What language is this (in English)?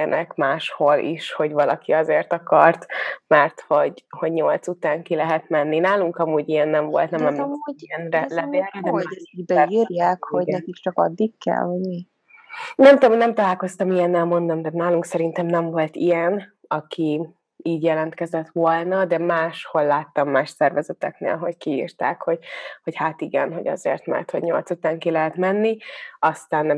Hungarian